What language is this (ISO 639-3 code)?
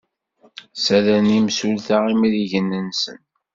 kab